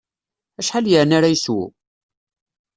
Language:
Kabyle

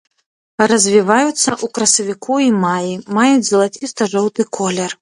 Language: Belarusian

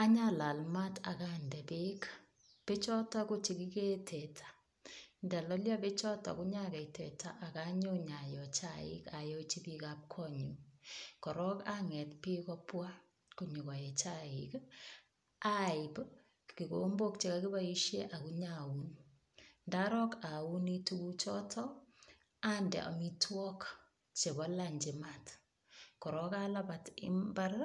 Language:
Kalenjin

